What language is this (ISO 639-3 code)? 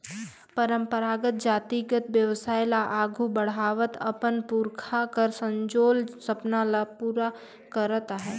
hne